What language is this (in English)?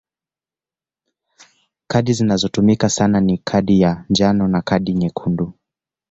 Swahili